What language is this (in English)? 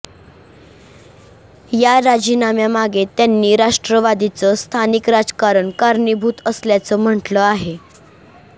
Marathi